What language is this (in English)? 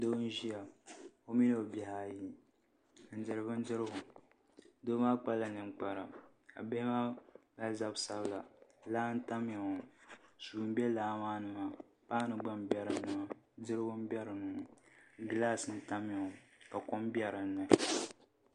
Dagbani